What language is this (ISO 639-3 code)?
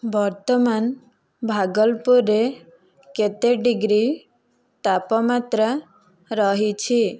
ori